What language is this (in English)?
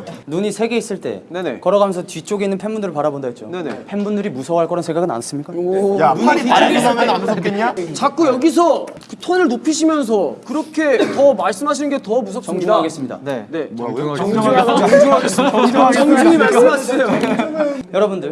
Korean